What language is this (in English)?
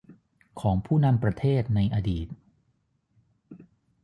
Thai